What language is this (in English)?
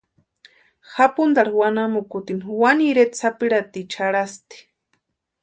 Western Highland Purepecha